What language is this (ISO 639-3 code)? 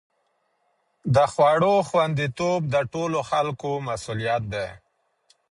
pus